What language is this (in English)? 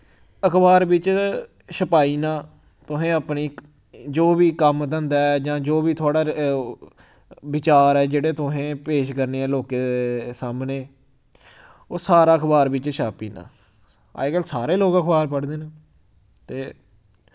Dogri